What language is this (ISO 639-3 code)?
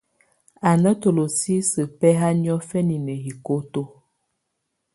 tvu